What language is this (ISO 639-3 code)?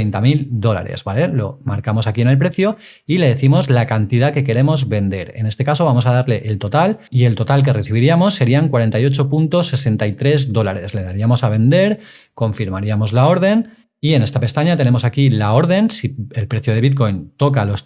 spa